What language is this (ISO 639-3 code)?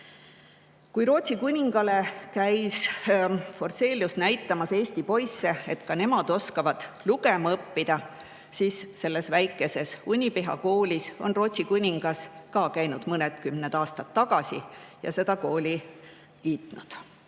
est